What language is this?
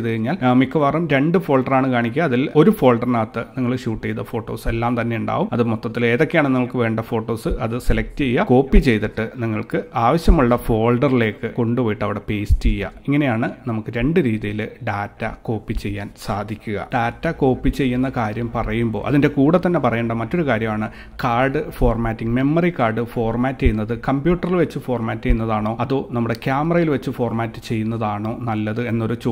Malayalam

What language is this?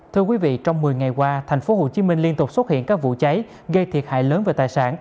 Vietnamese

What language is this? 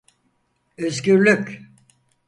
Turkish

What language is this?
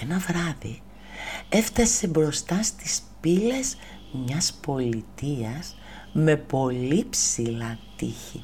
Greek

